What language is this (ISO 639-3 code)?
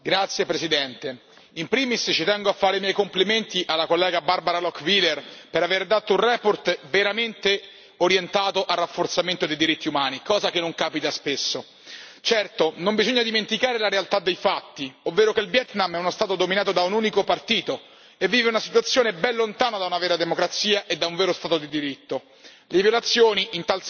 ita